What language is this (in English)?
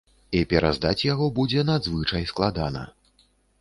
Belarusian